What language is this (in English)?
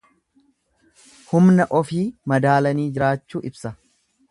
Oromo